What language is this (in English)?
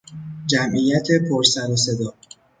Persian